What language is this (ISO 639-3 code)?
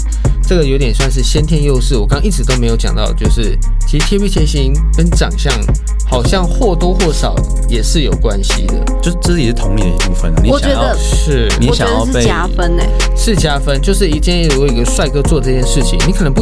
zho